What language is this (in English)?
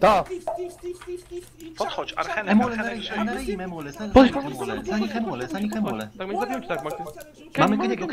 Polish